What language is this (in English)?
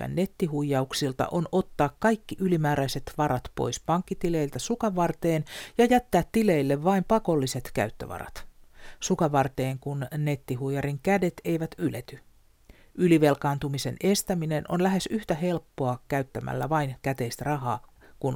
Finnish